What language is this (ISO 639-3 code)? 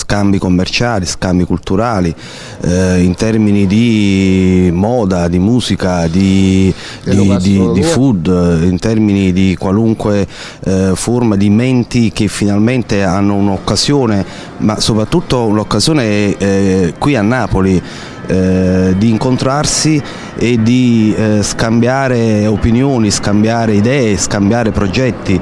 ita